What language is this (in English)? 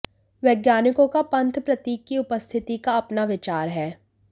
Hindi